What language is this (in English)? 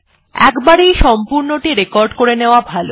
Bangla